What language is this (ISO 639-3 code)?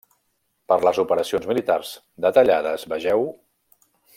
cat